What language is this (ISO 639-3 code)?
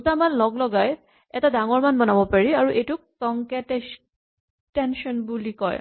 asm